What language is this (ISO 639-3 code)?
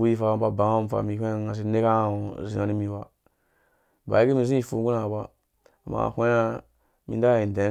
ldb